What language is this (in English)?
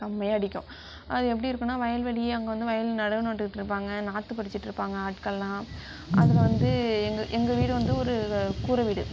Tamil